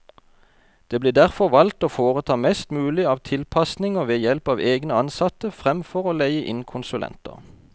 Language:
Norwegian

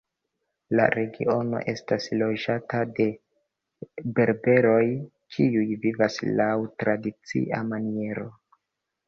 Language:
Esperanto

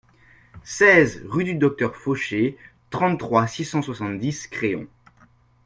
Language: French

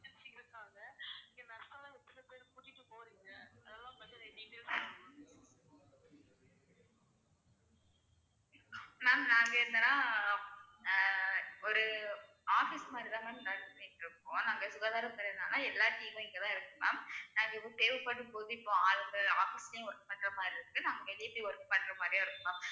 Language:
Tamil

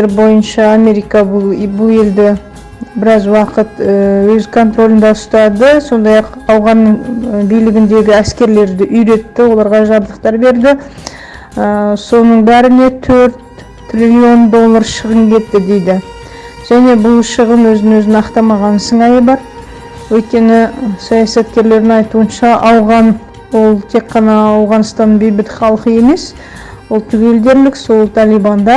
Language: Kazakh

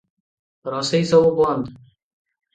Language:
Odia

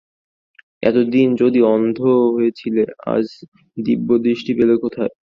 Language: Bangla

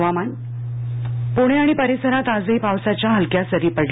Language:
Marathi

